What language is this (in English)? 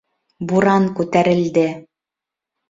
Bashkir